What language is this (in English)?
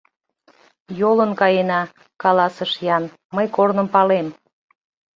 Mari